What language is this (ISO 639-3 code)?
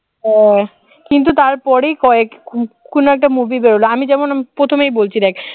ben